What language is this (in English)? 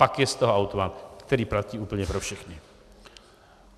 Czech